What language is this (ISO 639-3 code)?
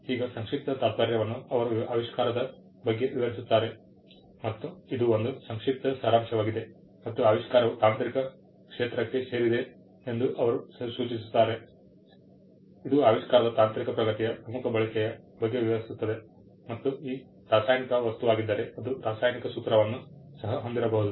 kan